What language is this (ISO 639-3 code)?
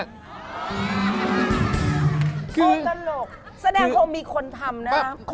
tha